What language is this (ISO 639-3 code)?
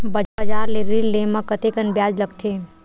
hne